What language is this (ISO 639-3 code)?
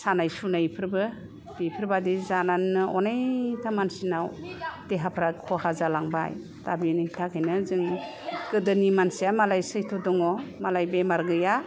brx